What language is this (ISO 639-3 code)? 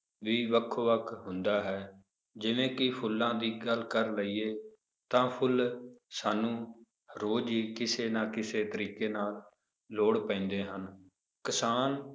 pan